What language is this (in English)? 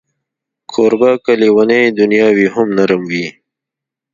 Pashto